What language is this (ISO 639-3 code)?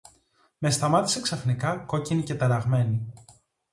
ell